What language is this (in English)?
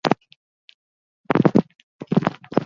Basque